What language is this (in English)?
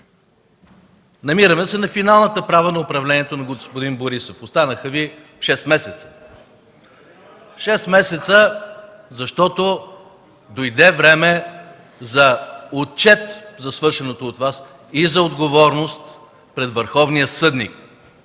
Bulgarian